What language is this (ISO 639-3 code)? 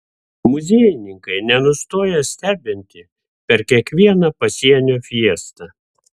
lit